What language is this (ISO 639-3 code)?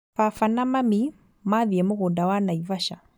kik